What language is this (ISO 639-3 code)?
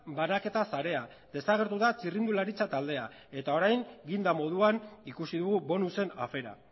eus